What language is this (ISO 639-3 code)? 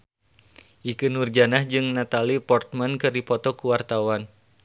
sun